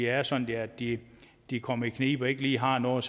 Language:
Danish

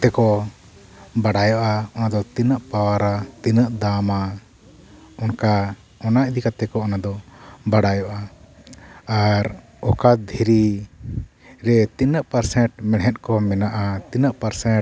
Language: Santali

